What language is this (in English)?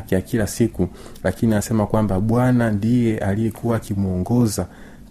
Swahili